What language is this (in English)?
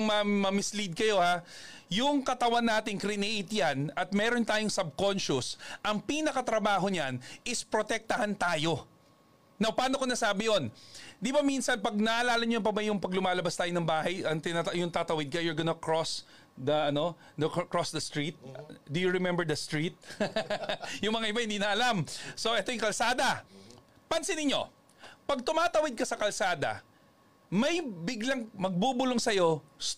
Filipino